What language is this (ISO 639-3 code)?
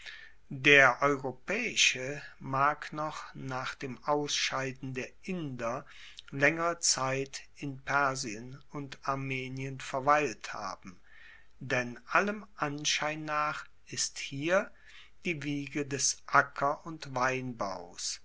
deu